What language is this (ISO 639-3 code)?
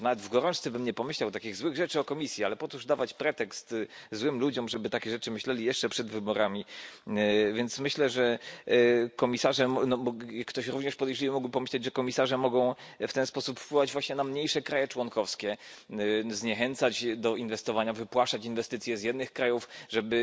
pol